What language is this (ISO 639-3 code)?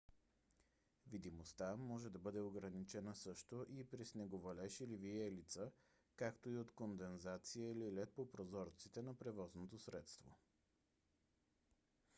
bul